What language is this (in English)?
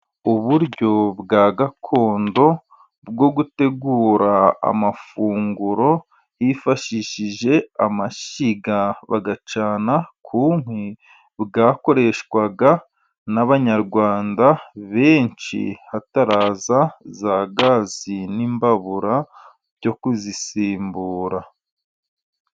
Kinyarwanda